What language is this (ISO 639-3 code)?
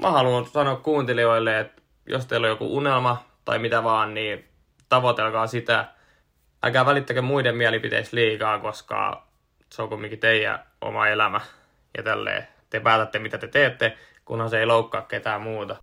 fin